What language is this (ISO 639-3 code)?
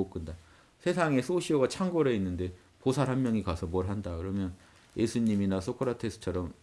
kor